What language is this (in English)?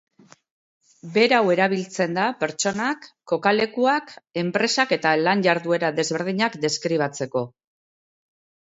Basque